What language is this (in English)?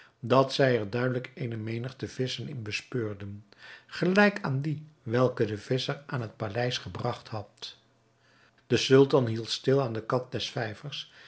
Dutch